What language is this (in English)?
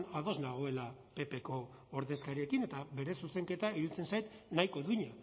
Basque